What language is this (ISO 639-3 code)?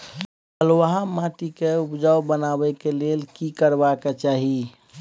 mai